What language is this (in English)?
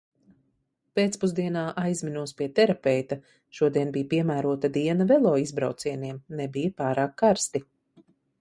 Latvian